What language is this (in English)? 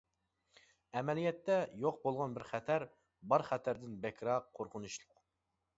Uyghur